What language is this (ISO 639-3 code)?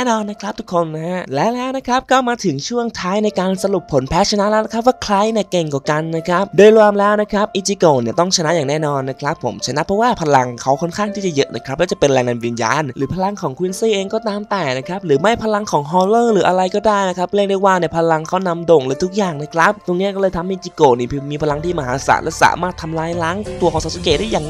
tha